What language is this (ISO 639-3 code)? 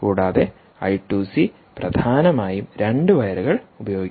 mal